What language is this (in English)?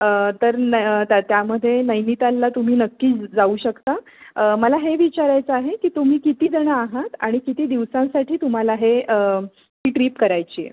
Marathi